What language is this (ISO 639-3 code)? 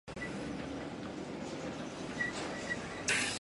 zho